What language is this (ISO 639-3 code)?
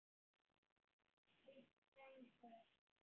isl